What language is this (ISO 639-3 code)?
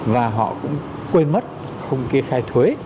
vie